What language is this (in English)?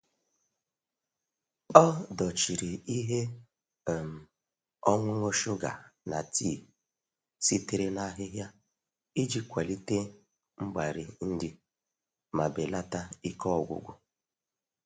Igbo